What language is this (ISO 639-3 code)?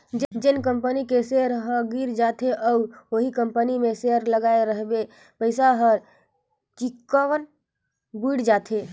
hne